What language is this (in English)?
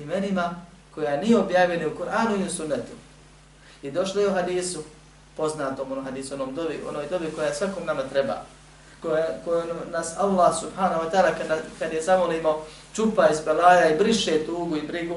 Croatian